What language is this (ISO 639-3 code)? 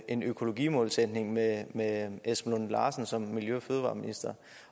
dan